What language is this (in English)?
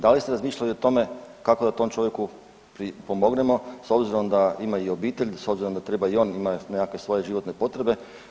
Croatian